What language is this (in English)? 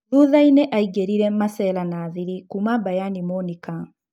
Kikuyu